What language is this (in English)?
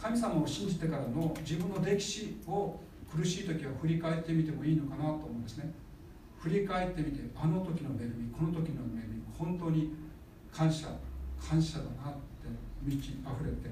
Japanese